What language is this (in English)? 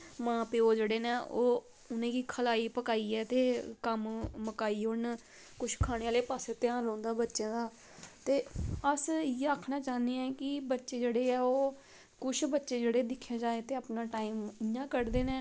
Dogri